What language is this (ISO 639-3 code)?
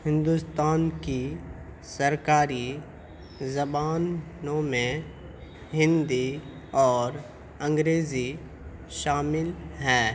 urd